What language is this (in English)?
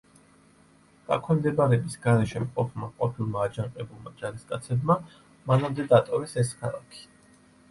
Georgian